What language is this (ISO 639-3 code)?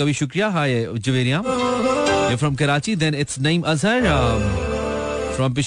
hin